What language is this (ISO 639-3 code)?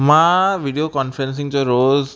snd